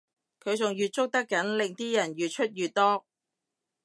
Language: Cantonese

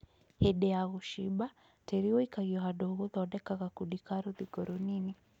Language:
Kikuyu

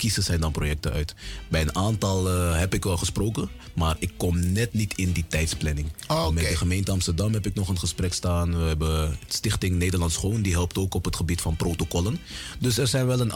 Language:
Dutch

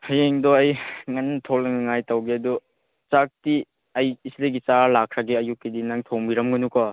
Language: Manipuri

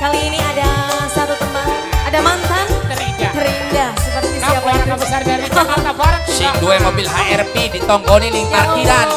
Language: Indonesian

